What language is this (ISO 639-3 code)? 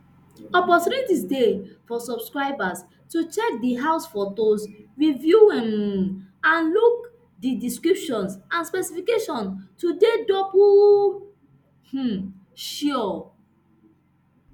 pcm